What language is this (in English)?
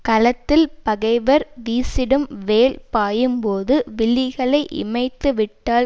Tamil